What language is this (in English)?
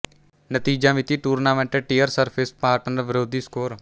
Punjabi